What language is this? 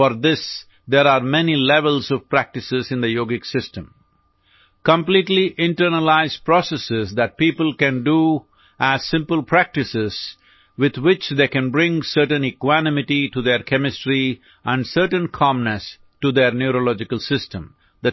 Gujarati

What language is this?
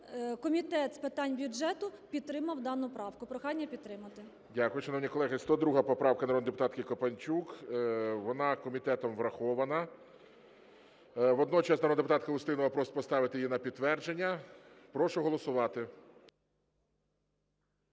Ukrainian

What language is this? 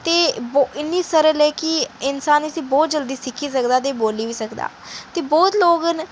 Dogri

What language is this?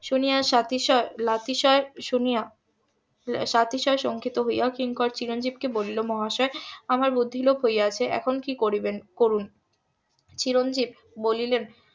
Bangla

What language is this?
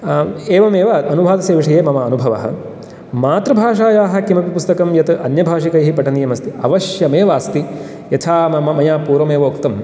Sanskrit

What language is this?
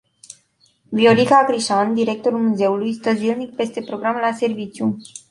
Romanian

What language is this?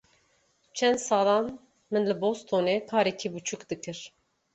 Kurdish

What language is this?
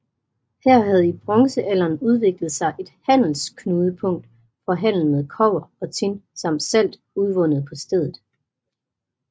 Danish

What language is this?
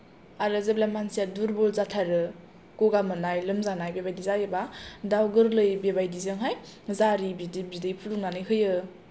Bodo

